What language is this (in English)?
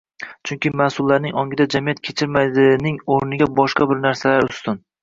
Uzbek